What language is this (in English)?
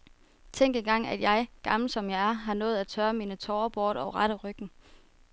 Danish